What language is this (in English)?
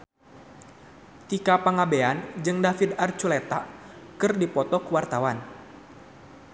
Sundanese